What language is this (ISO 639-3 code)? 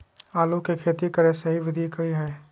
mag